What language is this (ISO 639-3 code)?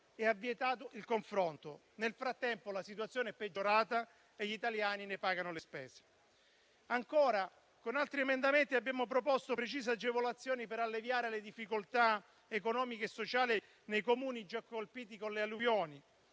ita